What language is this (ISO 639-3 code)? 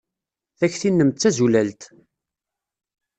kab